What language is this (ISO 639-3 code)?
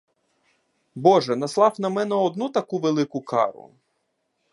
ukr